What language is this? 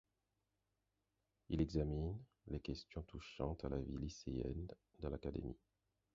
French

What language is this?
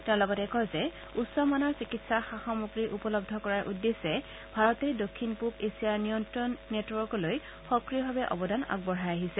Assamese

